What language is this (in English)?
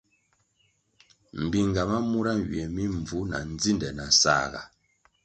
Kwasio